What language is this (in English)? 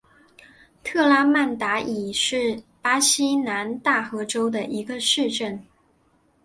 Chinese